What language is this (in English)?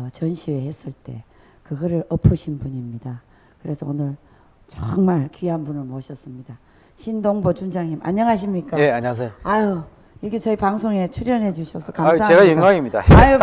Korean